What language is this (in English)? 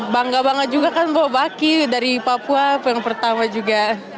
Indonesian